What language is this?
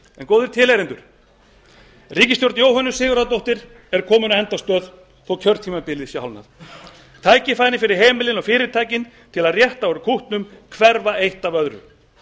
Icelandic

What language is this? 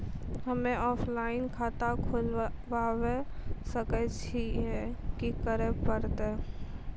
Maithili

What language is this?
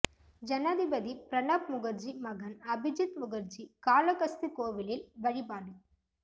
Tamil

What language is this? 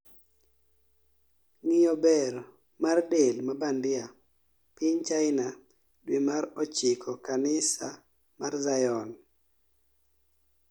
Luo (Kenya and Tanzania)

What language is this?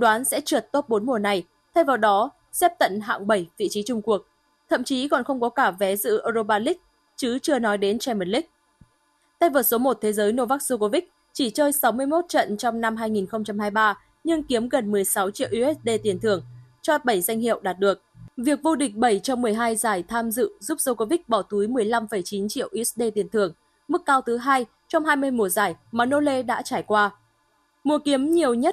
Vietnamese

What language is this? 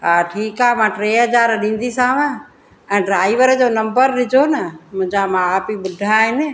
Sindhi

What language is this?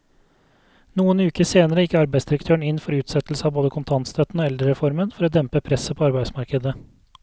Norwegian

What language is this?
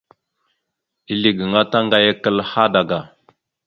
Mada (Cameroon)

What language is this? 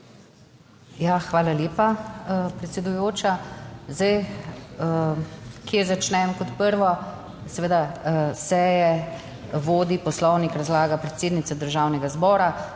Slovenian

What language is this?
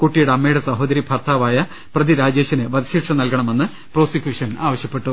Malayalam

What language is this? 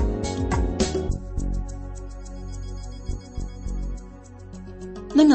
Kannada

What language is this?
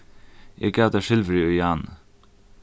Faroese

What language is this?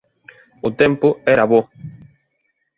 Galician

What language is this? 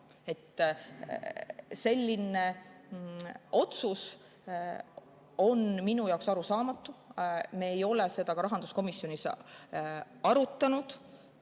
Estonian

